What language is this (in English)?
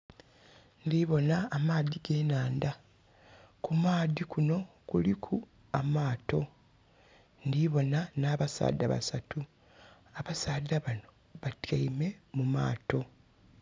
Soga